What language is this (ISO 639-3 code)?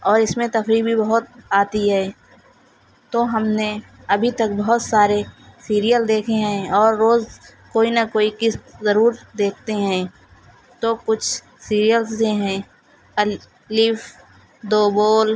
urd